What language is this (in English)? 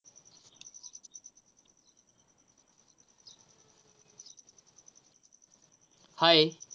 Marathi